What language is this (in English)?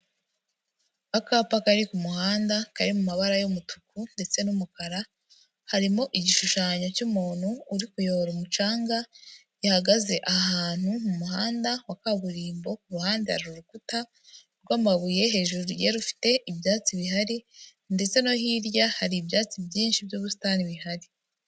Kinyarwanda